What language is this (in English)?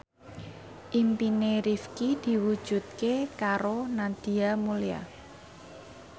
Javanese